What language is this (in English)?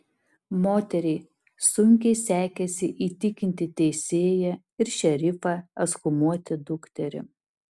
Lithuanian